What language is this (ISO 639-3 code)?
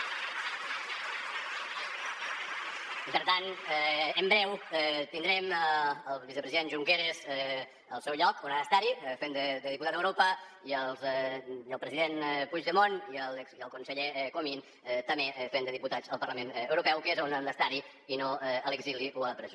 cat